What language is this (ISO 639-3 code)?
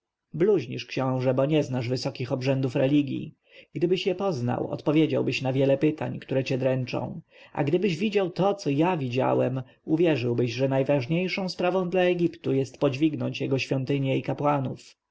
pol